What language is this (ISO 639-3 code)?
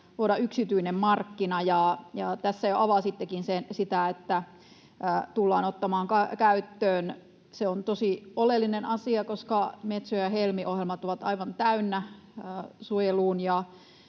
fin